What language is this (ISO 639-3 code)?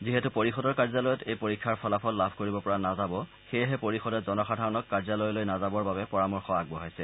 asm